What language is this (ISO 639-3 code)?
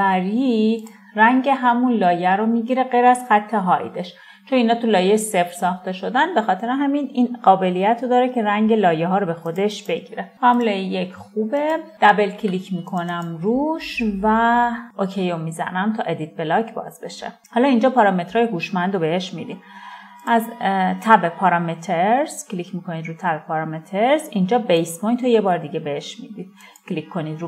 fas